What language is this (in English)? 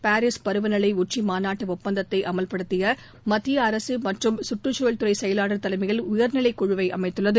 Tamil